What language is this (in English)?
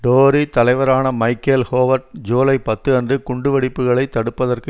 Tamil